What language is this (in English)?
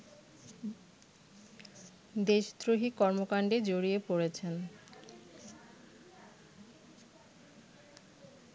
Bangla